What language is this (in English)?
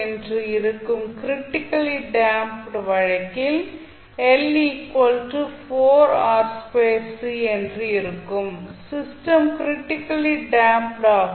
Tamil